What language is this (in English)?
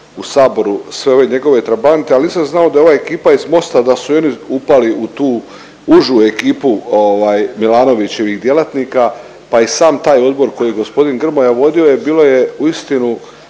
Croatian